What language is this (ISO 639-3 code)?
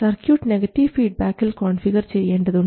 mal